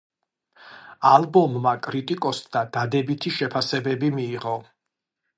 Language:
Georgian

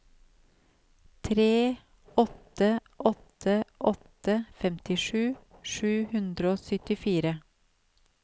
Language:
Norwegian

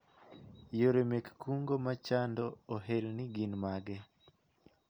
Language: Luo (Kenya and Tanzania)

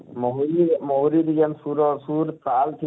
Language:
Odia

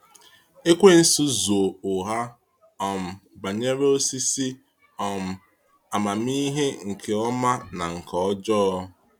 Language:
Igbo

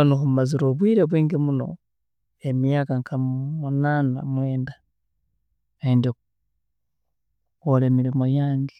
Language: Tooro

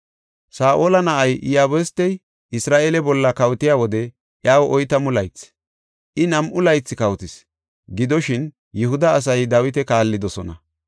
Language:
Gofa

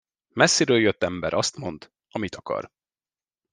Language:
Hungarian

